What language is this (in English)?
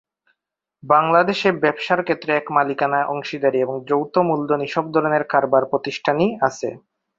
Bangla